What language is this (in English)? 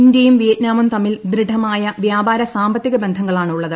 Malayalam